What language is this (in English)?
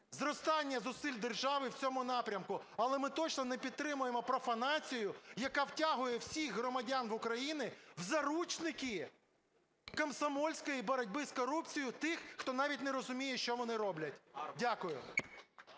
Ukrainian